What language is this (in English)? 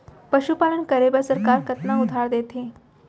Chhattisgarhi